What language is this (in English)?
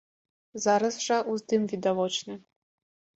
Belarusian